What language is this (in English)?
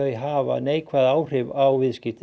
Icelandic